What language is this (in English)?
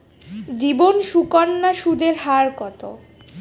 Bangla